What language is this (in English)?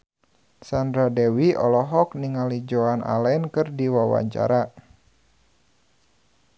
Sundanese